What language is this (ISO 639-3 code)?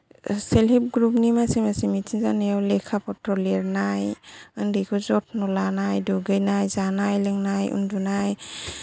brx